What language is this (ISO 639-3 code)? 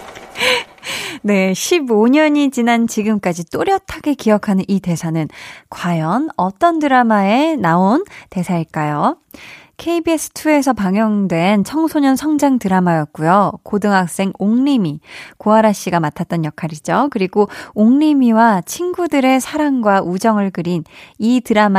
kor